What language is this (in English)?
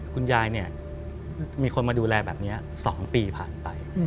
Thai